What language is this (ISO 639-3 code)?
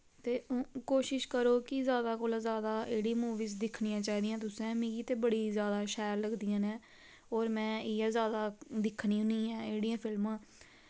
doi